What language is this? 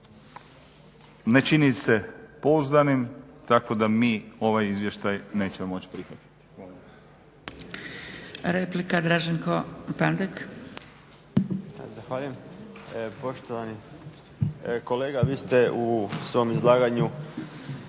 Croatian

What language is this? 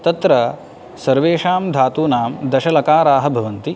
Sanskrit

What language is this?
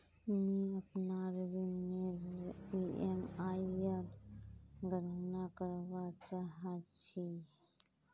Magahi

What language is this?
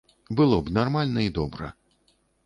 Belarusian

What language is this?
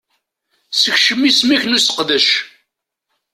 Kabyle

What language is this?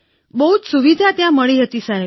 Gujarati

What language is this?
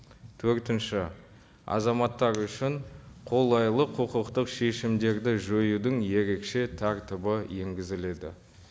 Kazakh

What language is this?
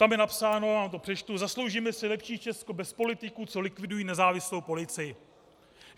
Czech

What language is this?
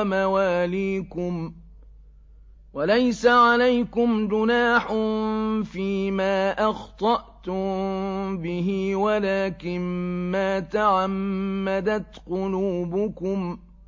Arabic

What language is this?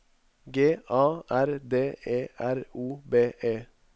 Norwegian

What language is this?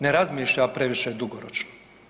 Croatian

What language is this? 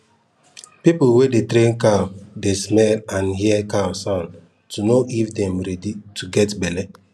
Nigerian Pidgin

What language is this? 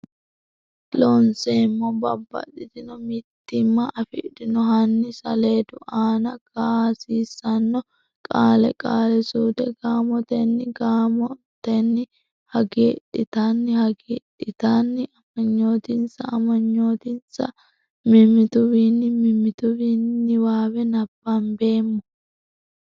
Sidamo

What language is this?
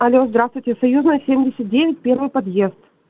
Russian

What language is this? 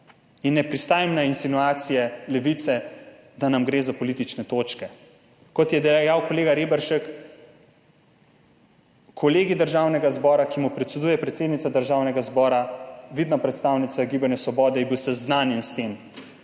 Slovenian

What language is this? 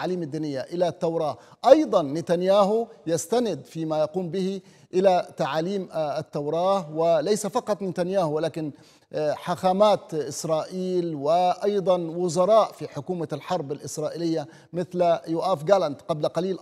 Arabic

